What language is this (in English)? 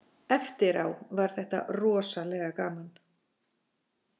Icelandic